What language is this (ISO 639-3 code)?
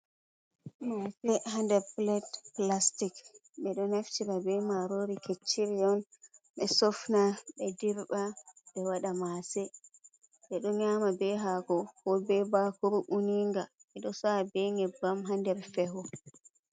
ful